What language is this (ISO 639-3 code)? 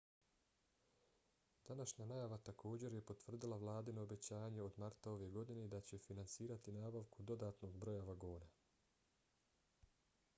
bos